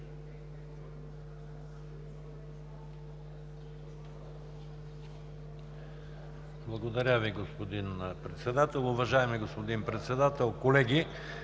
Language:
Bulgarian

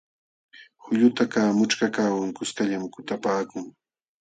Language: Jauja Wanca Quechua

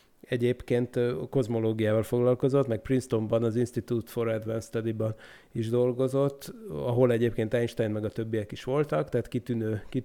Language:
Hungarian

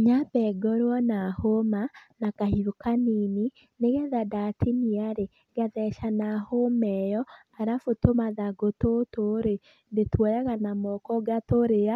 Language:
Kikuyu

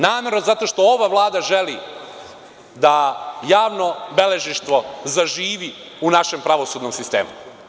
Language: Serbian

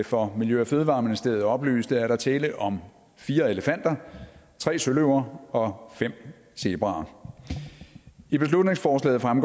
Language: Danish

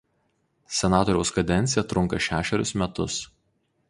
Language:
Lithuanian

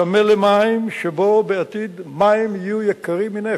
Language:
Hebrew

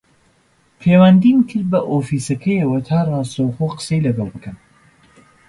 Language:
Central Kurdish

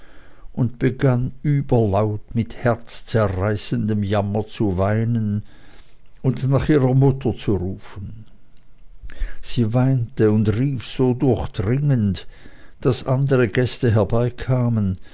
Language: German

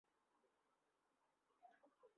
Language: Bangla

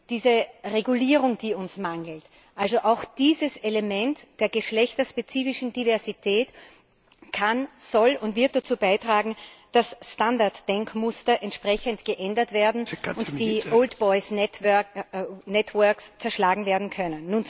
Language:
German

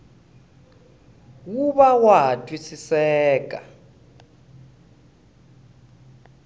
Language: Tsonga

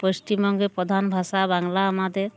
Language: Bangla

